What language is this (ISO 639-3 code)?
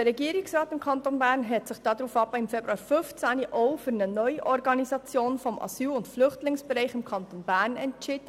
gsw